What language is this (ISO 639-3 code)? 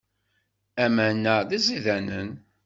kab